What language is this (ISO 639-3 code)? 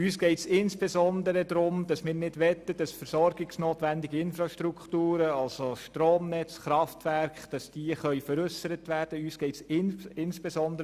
gsw